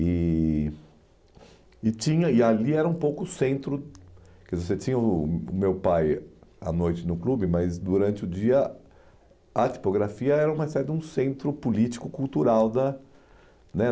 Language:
Portuguese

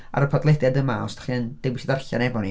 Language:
Welsh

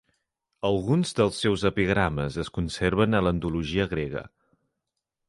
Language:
Catalan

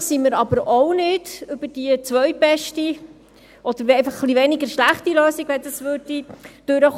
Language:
Swiss German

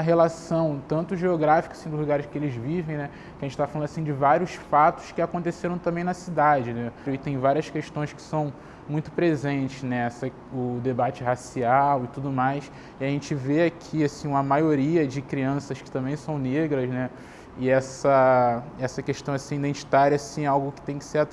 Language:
Portuguese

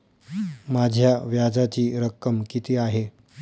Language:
Marathi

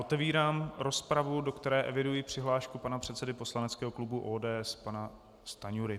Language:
Czech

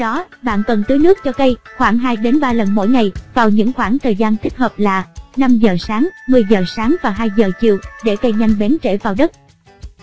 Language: Vietnamese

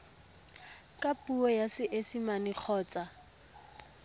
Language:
Tswana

